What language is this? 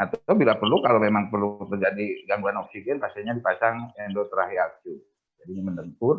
Indonesian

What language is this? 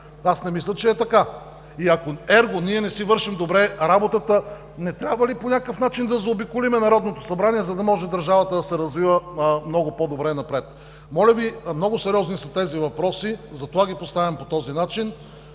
Bulgarian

